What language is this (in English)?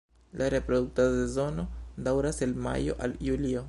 Esperanto